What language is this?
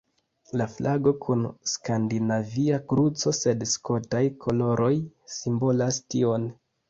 Esperanto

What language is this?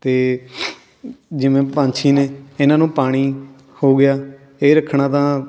Punjabi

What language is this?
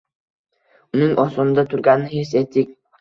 Uzbek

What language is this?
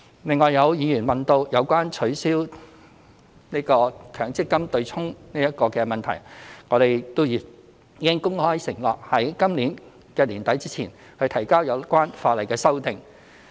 Cantonese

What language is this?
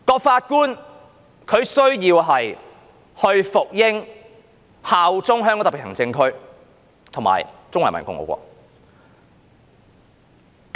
Cantonese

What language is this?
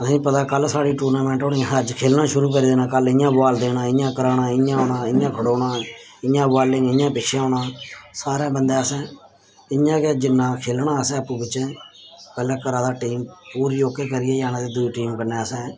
Dogri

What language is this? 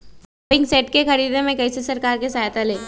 Magahi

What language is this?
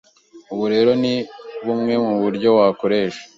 Kinyarwanda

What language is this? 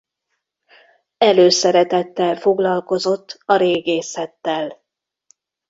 Hungarian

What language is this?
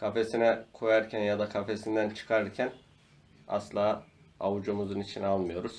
Turkish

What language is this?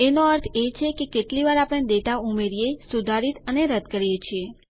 Gujarati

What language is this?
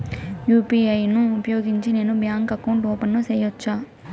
Telugu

